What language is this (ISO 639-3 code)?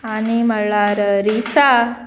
kok